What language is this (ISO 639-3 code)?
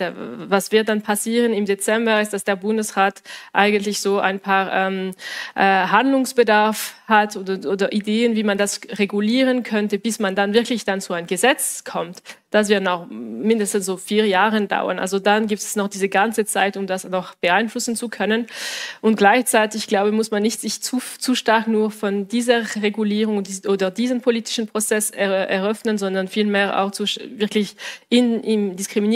deu